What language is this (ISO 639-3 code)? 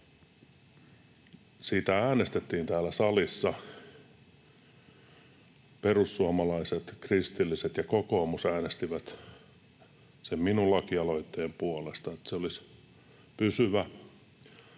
fin